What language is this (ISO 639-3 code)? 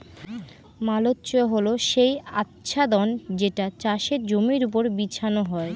ben